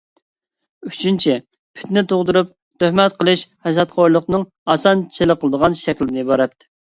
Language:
Uyghur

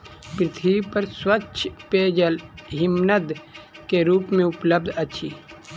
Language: Maithili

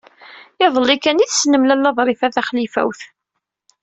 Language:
Kabyle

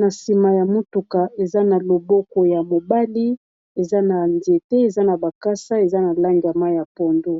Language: Lingala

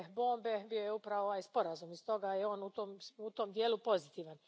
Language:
Croatian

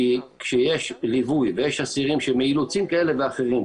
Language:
Hebrew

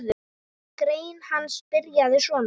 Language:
Icelandic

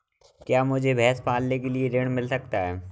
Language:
Hindi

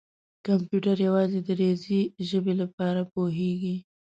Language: Pashto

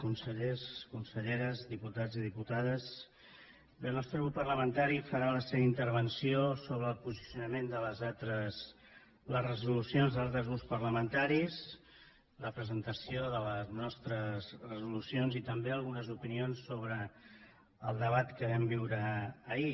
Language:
Catalan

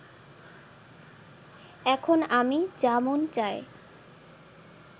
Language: Bangla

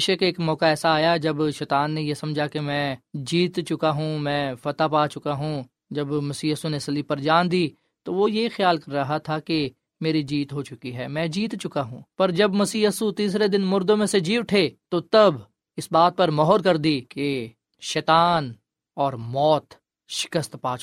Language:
Urdu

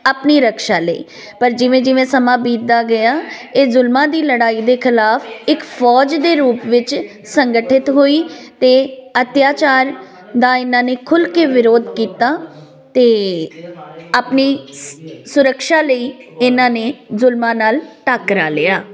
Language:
Punjabi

